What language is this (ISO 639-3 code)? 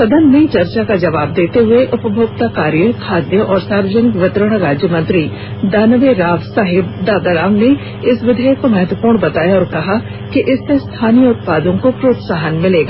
hin